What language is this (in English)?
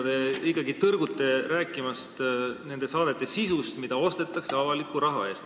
Estonian